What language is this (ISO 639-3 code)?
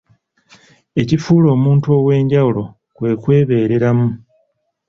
lug